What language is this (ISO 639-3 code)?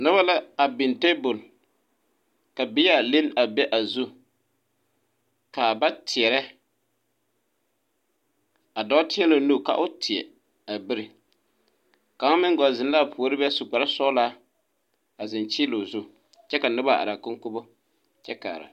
dga